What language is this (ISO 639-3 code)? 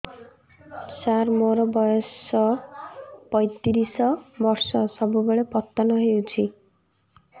ori